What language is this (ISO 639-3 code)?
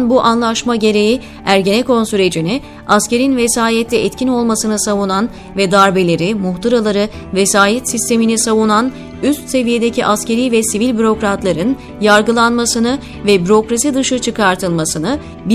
tur